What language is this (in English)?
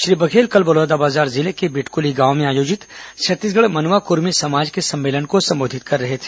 Hindi